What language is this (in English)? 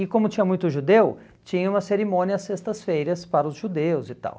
Portuguese